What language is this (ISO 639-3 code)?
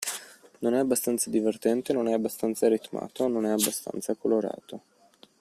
ita